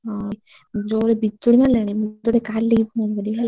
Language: Odia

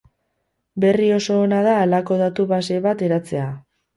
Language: Basque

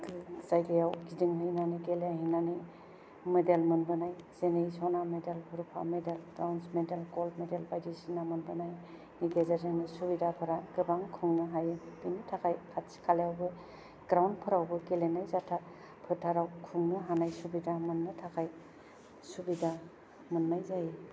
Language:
Bodo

